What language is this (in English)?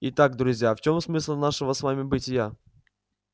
Russian